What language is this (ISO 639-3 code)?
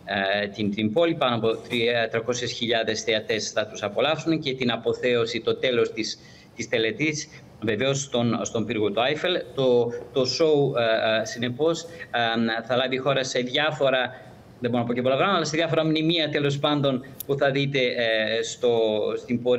ell